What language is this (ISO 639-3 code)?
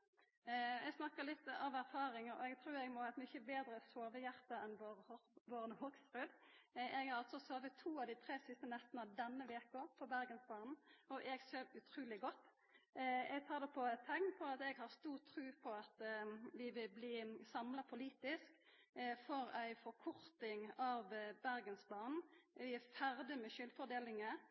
nno